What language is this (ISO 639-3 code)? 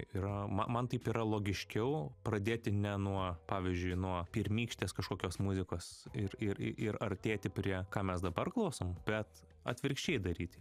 lit